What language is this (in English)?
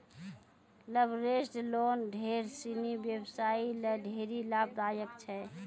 Maithili